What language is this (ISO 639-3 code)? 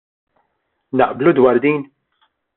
mlt